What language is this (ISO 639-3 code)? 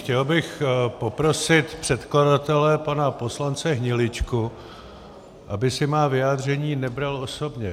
ces